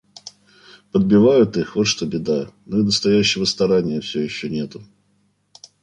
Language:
Russian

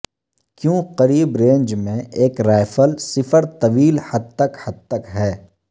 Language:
Urdu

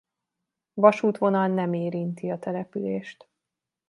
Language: Hungarian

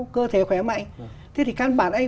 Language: Vietnamese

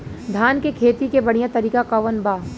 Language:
Bhojpuri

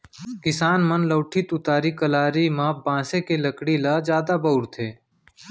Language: Chhattisgarhi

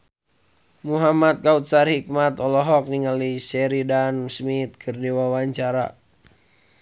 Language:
Sundanese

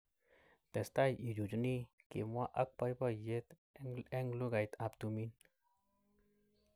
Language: Kalenjin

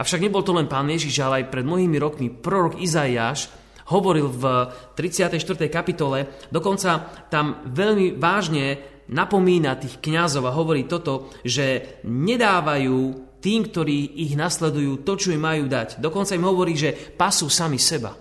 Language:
Slovak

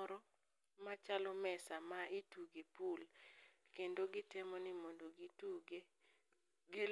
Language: Luo (Kenya and Tanzania)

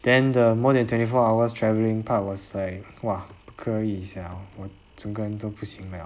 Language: English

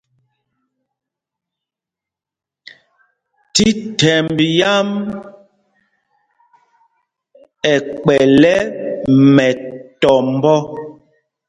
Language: Mpumpong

